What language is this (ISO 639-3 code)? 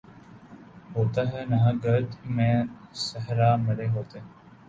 urd